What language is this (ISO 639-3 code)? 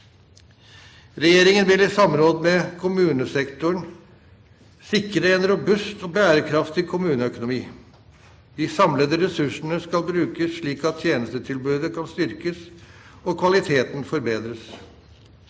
nor